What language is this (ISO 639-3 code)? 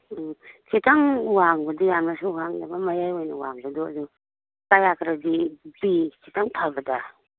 mni